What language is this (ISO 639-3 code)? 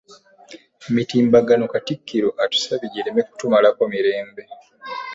lug